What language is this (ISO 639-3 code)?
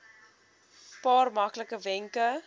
afr